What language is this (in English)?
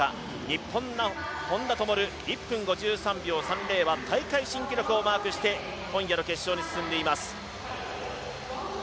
Japanese